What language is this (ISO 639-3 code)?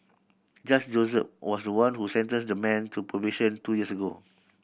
eng